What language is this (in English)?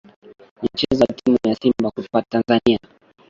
Swahili